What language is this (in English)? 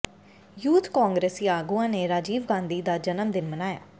Punjabi